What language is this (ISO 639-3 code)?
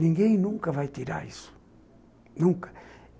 por